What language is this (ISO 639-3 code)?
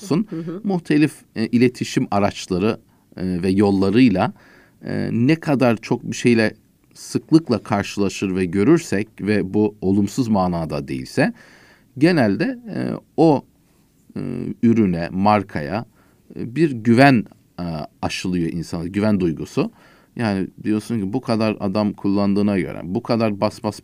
tur